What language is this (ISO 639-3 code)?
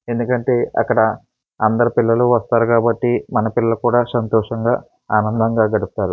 tel